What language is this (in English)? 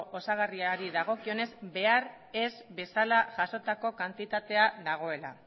Basque